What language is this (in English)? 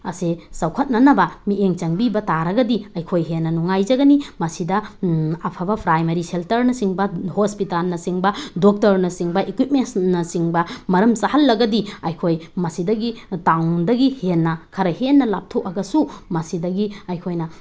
Manipuri